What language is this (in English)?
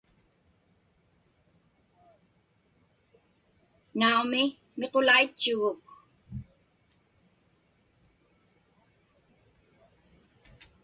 Inupiaq